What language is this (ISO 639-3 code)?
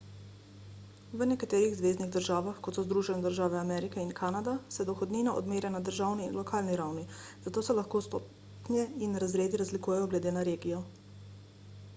slv